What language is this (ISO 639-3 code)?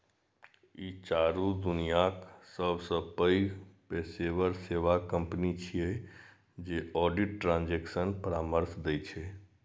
mai